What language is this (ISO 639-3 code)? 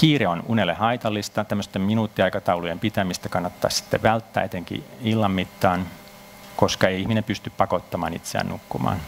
fin